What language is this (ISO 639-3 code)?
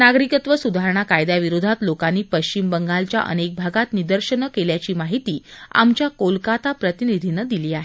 mar